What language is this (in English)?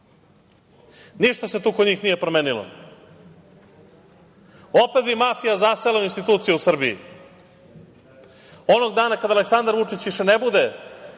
Serbian